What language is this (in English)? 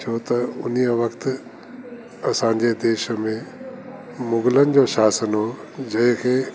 Sindhi